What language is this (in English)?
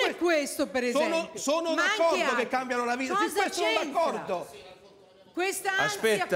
Italian